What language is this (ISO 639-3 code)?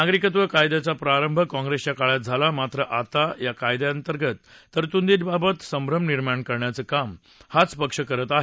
mar